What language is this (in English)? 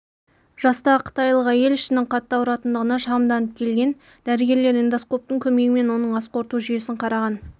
Kazakh